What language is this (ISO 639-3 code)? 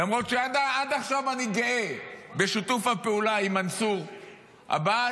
heb